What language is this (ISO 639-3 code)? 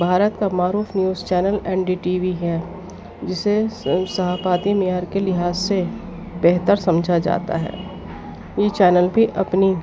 urd